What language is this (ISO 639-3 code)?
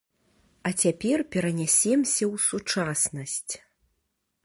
bel